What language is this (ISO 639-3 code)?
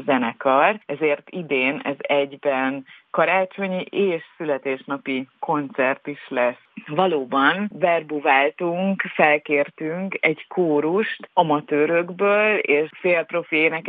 hun